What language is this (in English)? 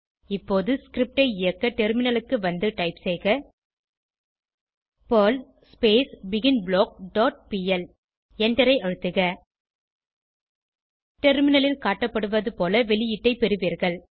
Tamil